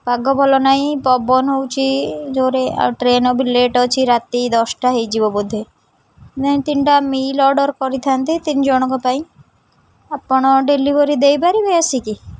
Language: Odia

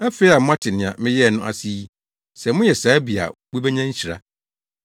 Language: Akan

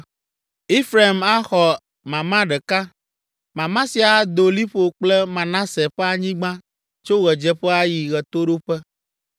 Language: Ewe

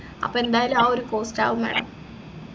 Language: Malayalam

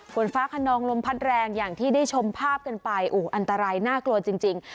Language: Thai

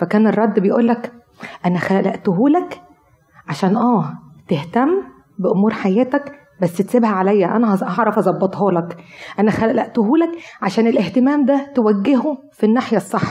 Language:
Arabic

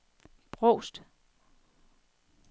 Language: Danish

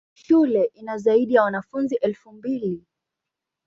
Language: Swahili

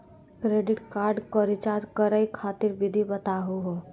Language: Magahi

